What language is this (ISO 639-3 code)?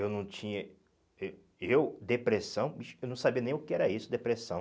por